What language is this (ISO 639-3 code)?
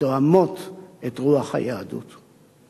heb